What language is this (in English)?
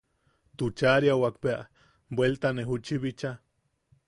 Yaqui